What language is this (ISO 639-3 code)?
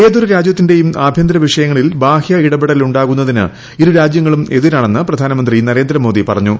mal